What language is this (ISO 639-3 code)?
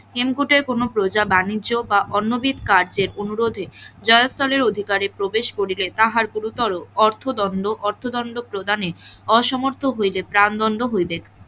ben